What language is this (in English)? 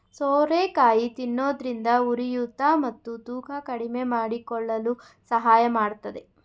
Kannada